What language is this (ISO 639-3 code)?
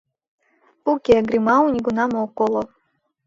chm